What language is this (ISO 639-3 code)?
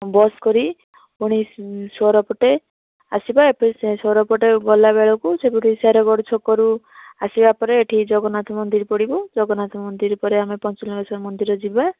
ori